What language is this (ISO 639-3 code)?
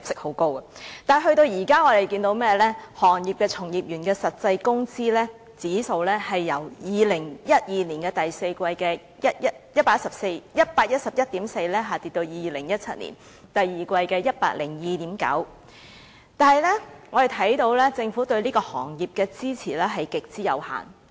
yue